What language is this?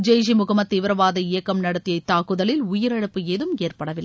Tamil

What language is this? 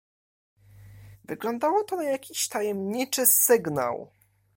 Polish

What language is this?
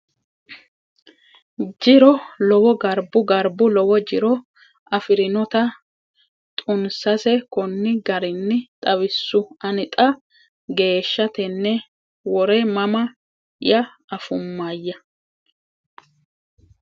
Sidamo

